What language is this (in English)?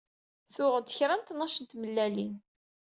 Kabyle